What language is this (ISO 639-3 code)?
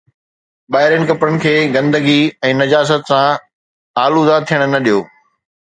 snd